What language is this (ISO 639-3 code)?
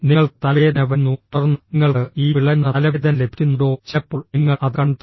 mal